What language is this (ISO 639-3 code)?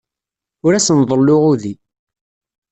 kab